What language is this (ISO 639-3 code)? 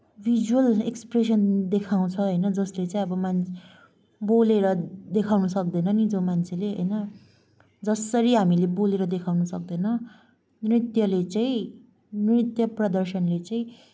nep